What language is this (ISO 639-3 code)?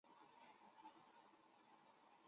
zho